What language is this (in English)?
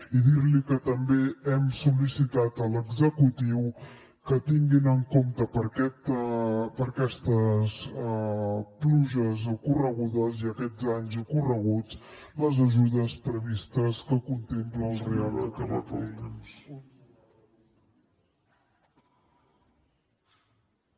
Catalan